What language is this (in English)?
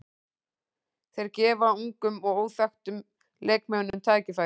Icelandic